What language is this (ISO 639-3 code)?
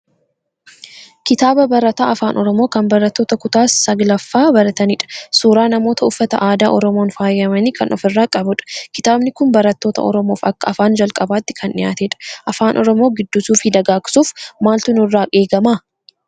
orm